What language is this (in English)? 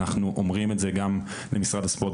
Hebrew